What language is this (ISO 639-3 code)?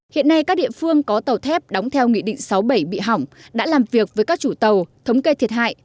vie